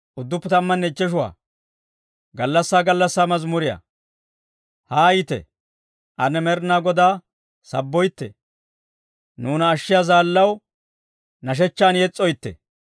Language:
Dawro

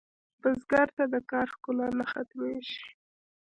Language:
Pashto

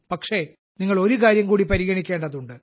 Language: Malayalam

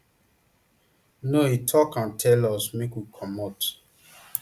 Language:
Nigerian Pidgin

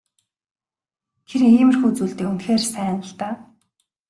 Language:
Mongolian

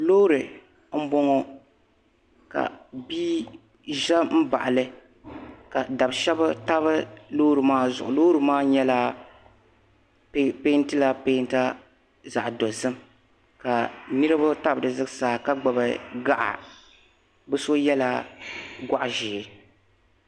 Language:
Dagbani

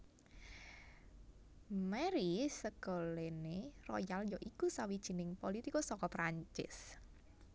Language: Javanese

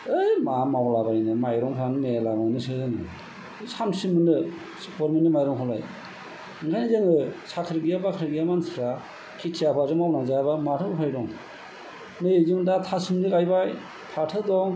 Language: Bodo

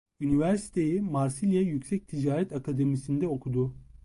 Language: Turkish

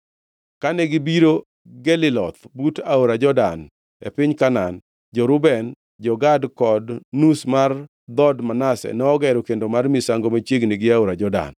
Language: Luo (Kenya and Tanzania)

